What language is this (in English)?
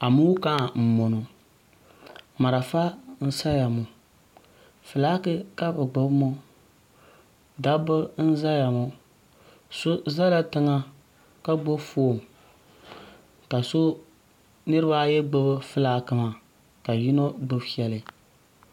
Dagbani